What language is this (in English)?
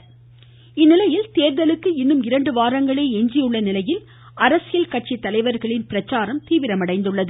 Tamil